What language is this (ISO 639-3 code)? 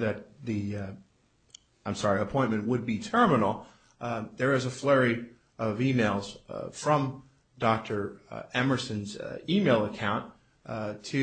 eng